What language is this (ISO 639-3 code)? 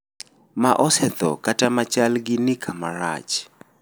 luo